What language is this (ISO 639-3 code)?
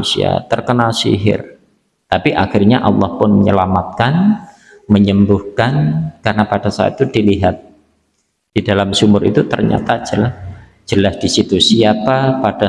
ind